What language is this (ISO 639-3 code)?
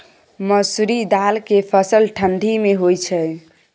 mai